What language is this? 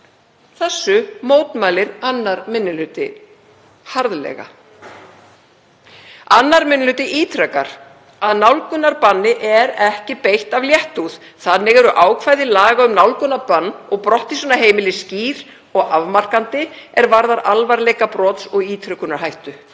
Icelandic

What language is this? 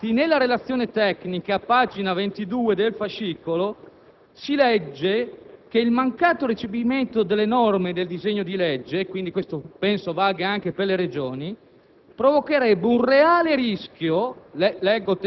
Italian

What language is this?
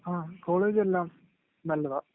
Malayalam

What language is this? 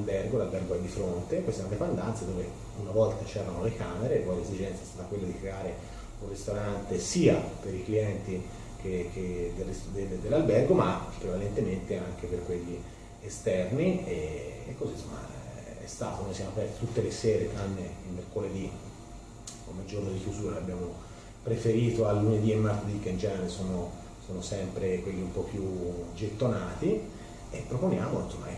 Italian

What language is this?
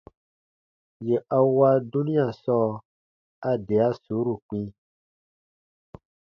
Baatonum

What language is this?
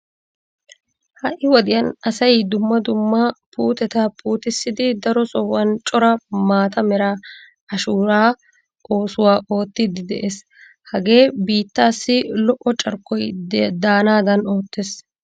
Wolaytta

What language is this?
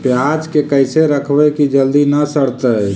Magahi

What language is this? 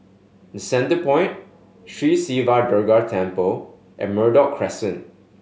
English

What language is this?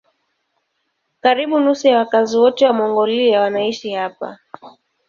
Swahili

